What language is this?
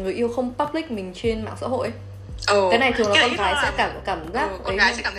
Vietnamese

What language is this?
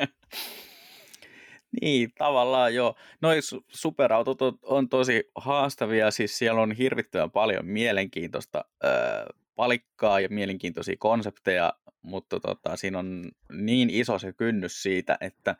Finnish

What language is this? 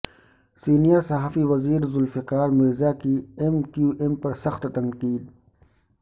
Urdu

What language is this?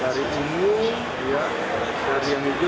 Indonesian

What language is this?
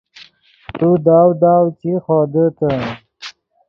Yidgha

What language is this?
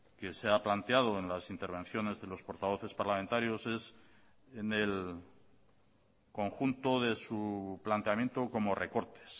Spanish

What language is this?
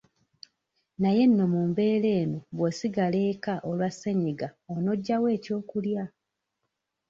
Ganda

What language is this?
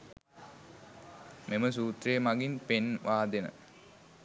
Sinhala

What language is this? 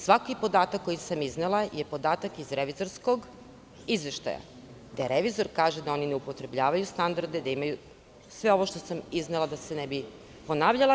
Serbian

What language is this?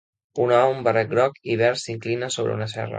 Catalan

